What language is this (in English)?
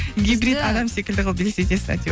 Kazakh